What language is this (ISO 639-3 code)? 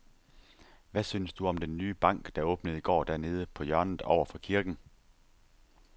dan